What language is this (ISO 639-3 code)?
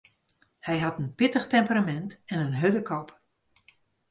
fry